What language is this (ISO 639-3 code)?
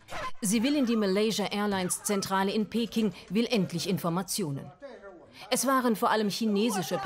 deu